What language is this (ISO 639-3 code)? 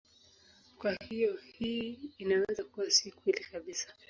swa